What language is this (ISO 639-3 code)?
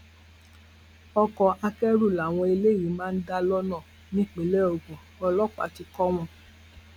yor